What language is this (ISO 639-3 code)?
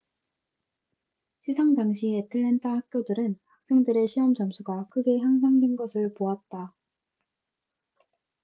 kor